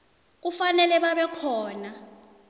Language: South Ndebele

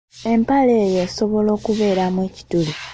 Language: Ganda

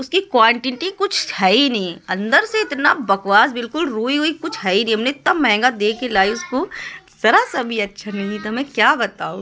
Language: Urdu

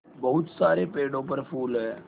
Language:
Hindi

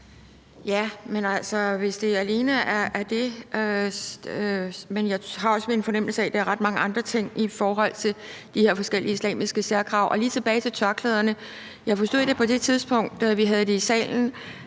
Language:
Danish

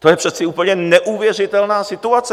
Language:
Czech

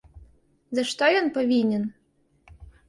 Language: Belarusian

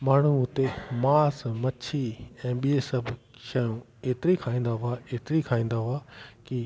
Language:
Sindhi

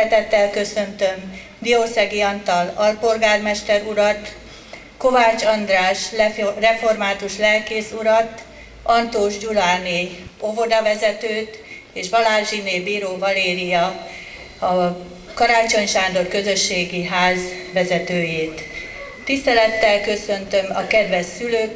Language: Hungarian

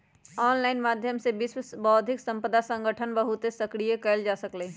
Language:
Magahi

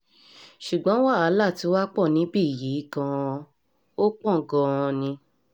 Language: Yoruba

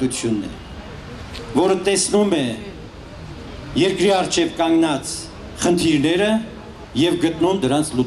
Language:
Romanian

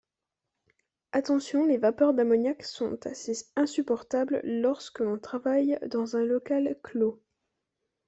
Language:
French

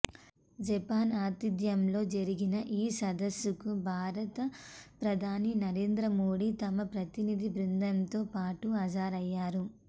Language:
Telugu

